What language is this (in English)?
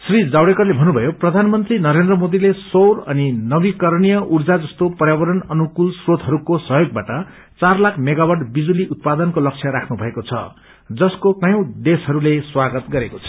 Nepali